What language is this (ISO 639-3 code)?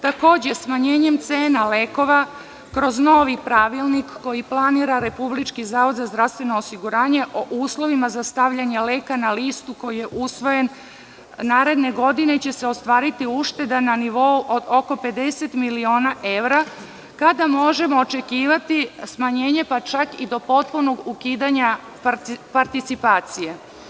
srp